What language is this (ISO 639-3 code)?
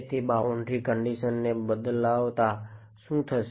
guj